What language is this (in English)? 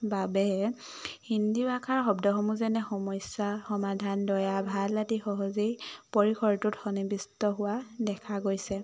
Assamese